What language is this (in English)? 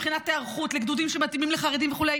Hebrew